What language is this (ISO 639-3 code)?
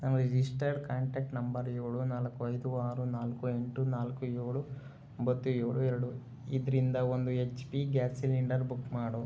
kan